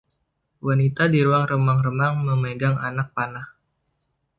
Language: Indonesian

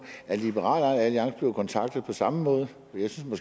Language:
Danish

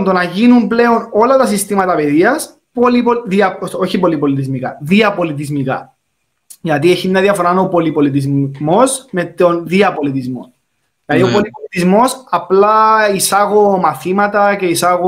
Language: Greek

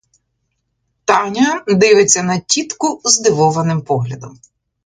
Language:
Ukrainian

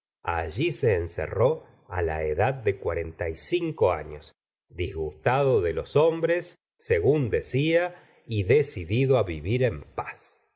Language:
Spanish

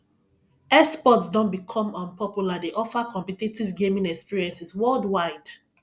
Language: Nigerian Pidgin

